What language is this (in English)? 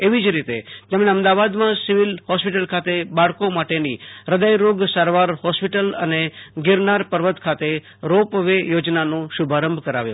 Gujarati